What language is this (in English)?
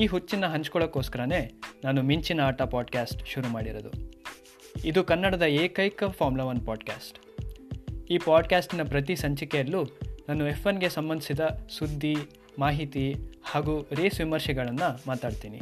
Kannada